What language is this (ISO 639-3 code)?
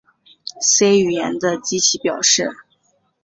zho